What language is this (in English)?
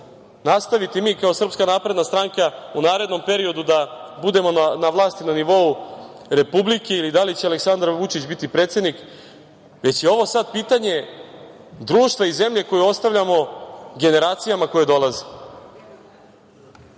Serbian